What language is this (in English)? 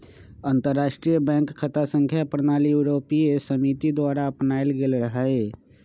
Magahi